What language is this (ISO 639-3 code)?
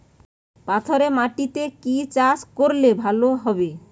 ben